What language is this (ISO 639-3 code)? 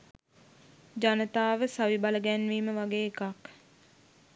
sin